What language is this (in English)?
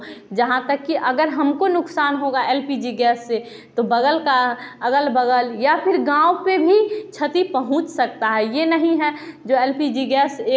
Hindi